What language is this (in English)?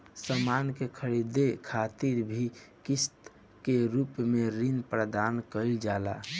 Bhojpuri